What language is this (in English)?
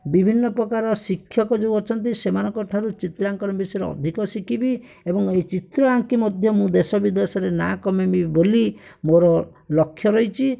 Odia